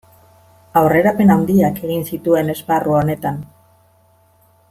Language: Basque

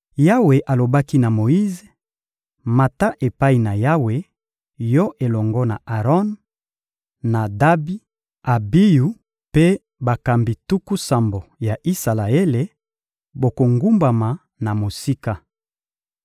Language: Lingala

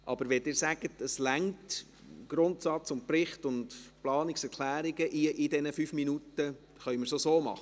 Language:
Swiss German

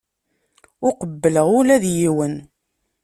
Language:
Kabyle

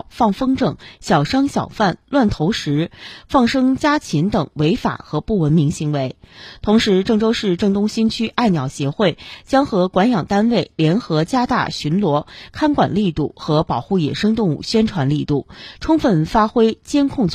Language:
Chinese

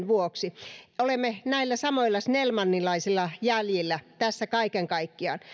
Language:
Finnish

